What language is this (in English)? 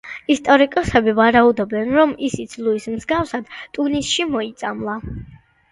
Georgian